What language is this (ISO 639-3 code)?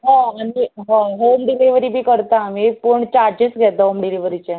kok